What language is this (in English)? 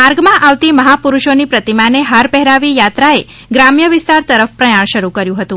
Gujarati